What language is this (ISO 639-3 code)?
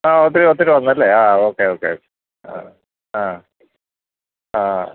mal